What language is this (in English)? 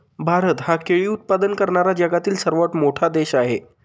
Marathi